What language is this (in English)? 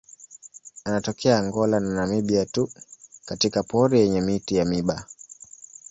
Swahili